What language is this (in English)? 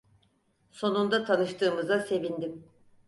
Turkish